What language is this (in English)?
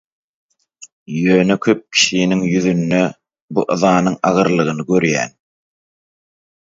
Turkmen